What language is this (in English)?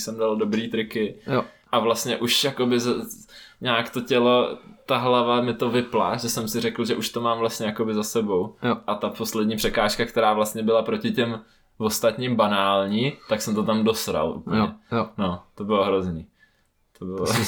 Czech